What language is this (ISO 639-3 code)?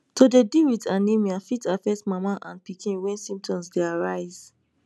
pcm